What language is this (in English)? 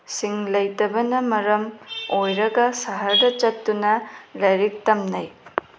Manipuri